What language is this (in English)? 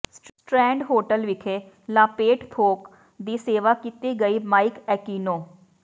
Punjabi